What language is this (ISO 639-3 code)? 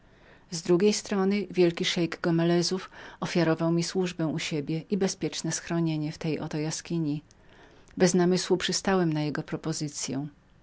pol